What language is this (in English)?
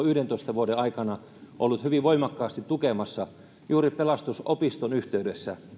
Finnish